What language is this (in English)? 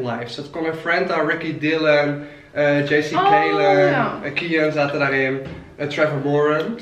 Dutch